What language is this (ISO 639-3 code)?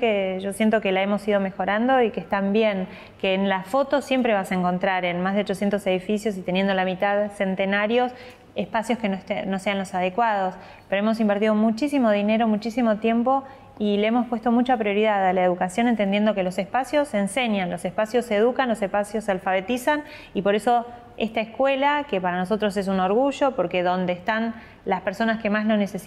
spa